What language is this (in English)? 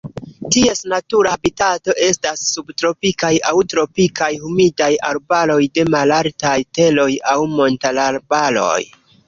Esperanto